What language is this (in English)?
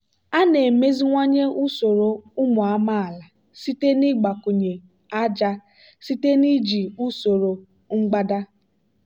Igbo